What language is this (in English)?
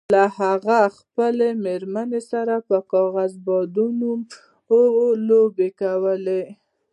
Pashto